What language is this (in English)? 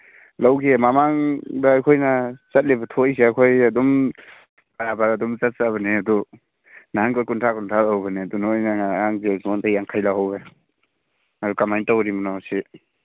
Manipuri